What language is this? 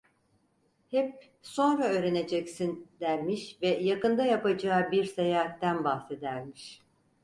Turkish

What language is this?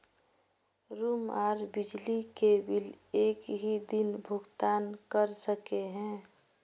Magahi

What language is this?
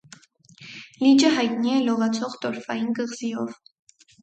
Armenian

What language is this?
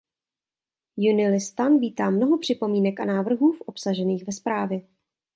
Czech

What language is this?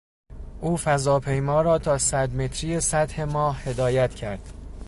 Persian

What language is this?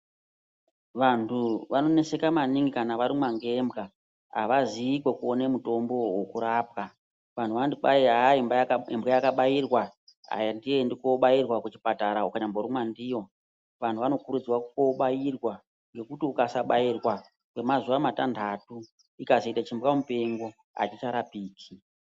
Ndau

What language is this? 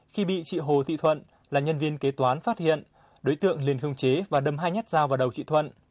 Vietnamese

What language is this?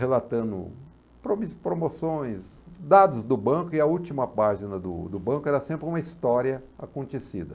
Portuguese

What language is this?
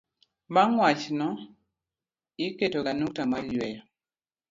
Luo (Kenya and Tanzania)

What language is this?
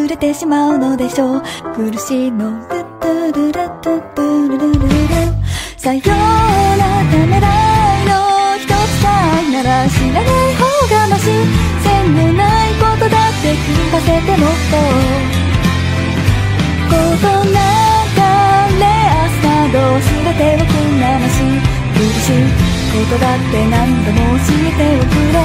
Korean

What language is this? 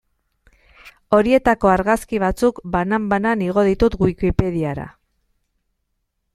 Basque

